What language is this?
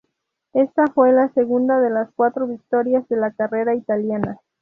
Spanish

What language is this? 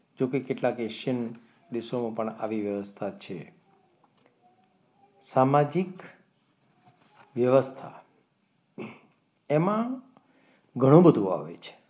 Gujarati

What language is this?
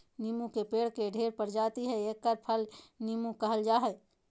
Magahi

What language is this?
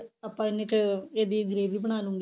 Punjabi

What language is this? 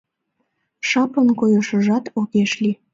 Mari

